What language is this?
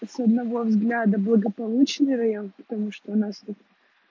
Russian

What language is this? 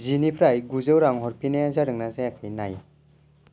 Bodo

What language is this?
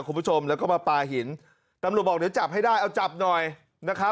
Thai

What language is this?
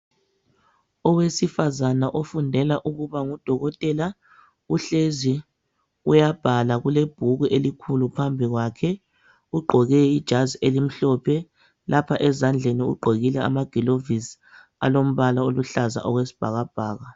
North Ndebele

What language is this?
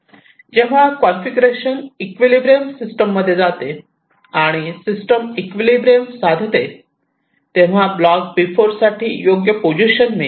Marathi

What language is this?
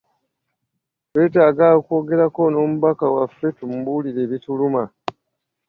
Ganda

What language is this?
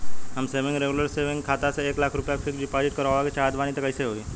Bhojpuri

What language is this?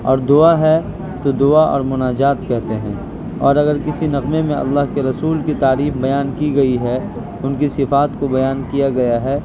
Urdu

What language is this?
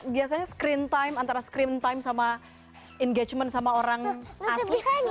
Indonesian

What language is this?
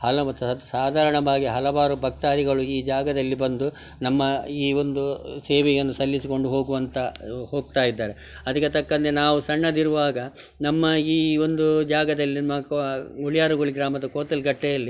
Kannada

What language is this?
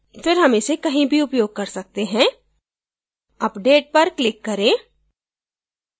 Hindi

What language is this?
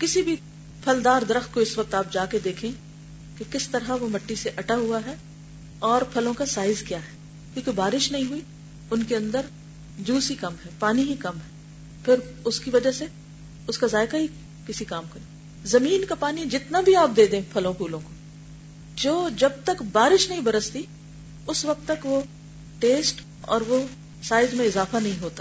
Urdu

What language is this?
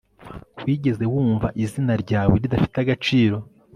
Kinyarwanda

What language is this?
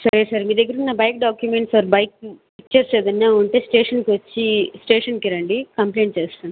Telugu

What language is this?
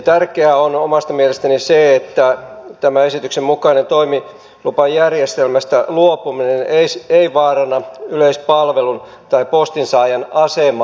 Finnish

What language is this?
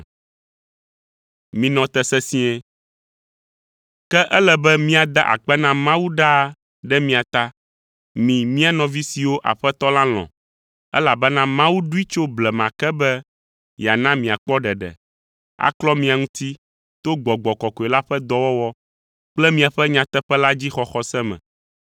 Ewe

